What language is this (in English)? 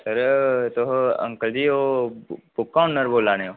Dogri